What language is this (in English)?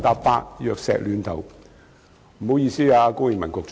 Cantonese